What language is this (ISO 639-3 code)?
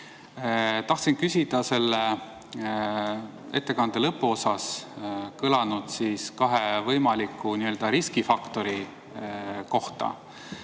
est